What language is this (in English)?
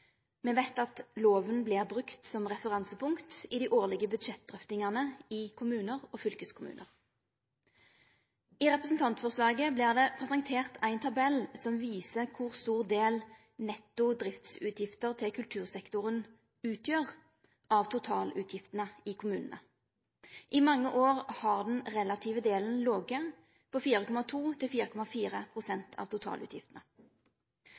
Norwegian Nynorsk